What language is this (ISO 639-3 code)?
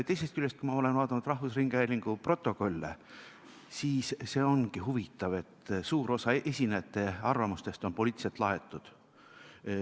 est